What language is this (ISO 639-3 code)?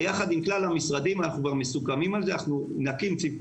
heb